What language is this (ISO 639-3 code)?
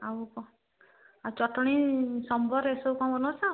ori